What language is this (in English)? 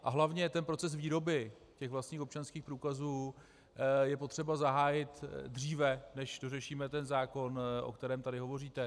Czech